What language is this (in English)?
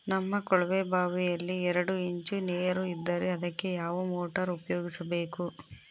Kannada